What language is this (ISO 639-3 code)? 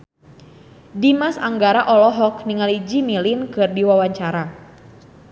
sun